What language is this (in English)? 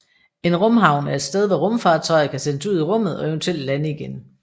Danish